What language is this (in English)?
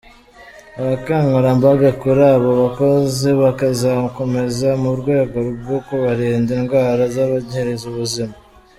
Kinyarwanda